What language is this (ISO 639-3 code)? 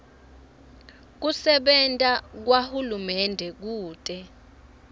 ssw